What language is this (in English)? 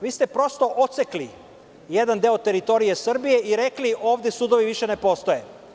Serbian